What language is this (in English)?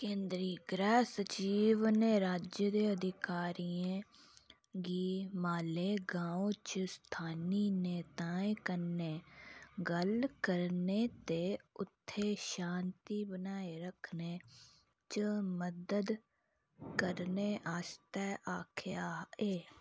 Dogri